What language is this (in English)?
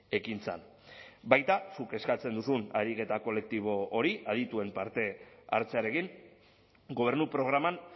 Basque